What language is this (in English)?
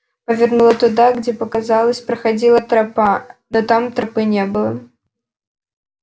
Russian